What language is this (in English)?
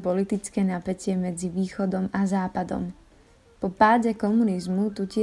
Slovak